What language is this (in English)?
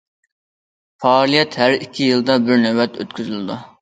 Uyghur